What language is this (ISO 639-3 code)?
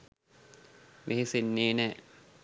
sin